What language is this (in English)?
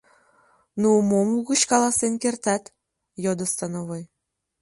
Mari